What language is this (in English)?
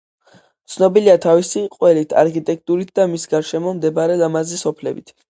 Georgian